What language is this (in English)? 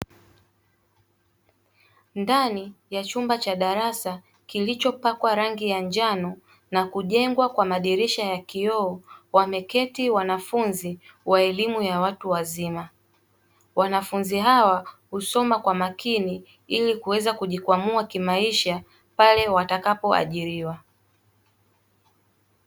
Swahili